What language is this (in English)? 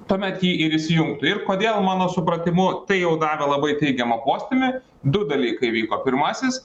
Lithuanian